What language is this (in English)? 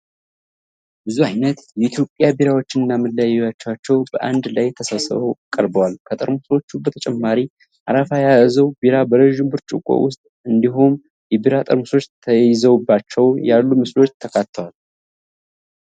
Amharic